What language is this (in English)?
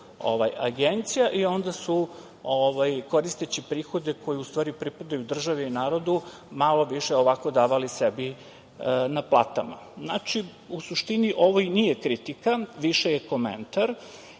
Serbian